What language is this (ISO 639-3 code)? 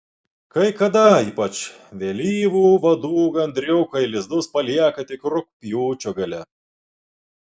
lit